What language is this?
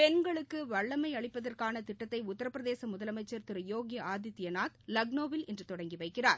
Tamil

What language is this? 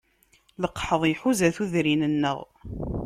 Kabyle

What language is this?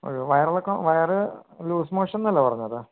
Malayalam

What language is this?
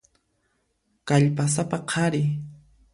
Puno Quechua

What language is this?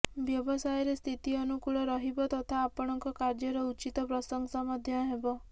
Odia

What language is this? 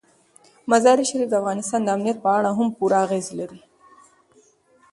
Pashto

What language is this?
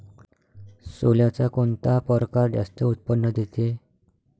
Marathi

